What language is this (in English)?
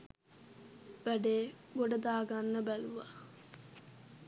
Sinhala